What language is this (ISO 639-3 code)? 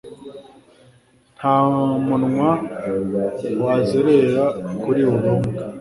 kin